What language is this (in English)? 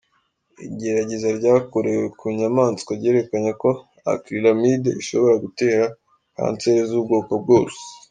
Kinyarwanda